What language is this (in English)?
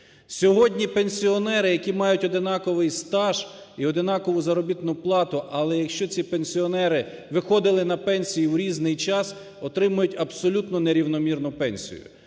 Ukrainian